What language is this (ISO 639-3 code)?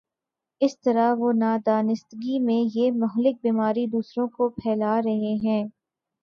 urd